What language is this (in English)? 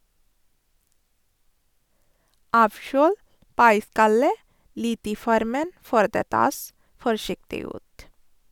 Norwegian